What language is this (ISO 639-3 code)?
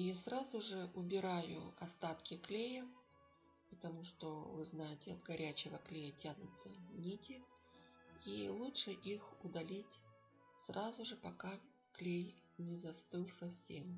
rus